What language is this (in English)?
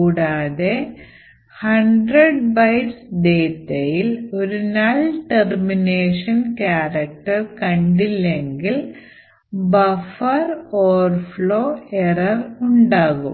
Malayalam